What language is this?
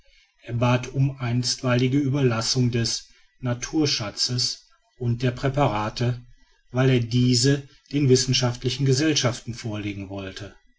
German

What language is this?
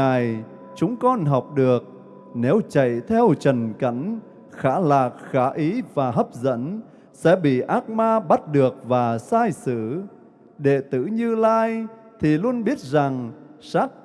Vietnamese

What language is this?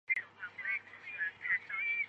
Chinese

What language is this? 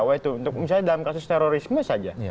Indonesian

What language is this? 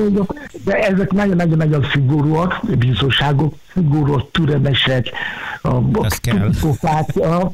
Hungarian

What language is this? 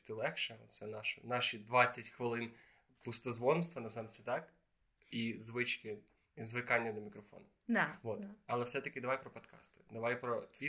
Ukrainian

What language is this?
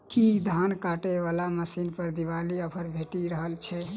Maithili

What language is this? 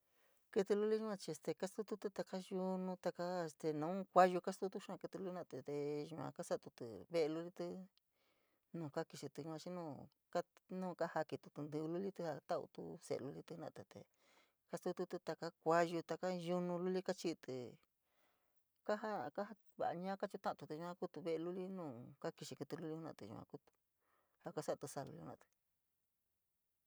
San Miguel El Grande Mixtec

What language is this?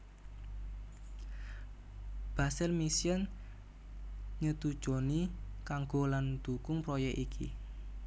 Javanese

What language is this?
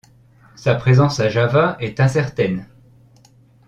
French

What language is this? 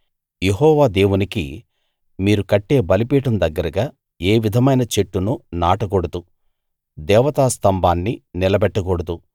Telugu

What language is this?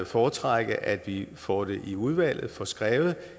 Danish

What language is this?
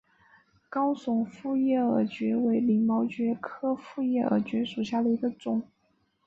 Chinese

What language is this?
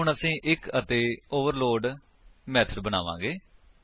Punjabi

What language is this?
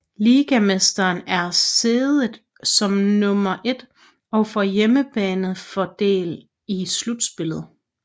Danish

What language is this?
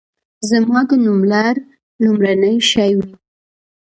Pashto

